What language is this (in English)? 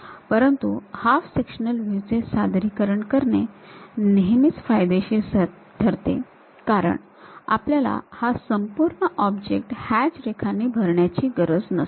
Marathi